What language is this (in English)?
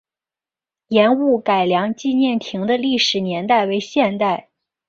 Chinese